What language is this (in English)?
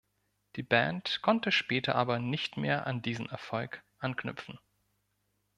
German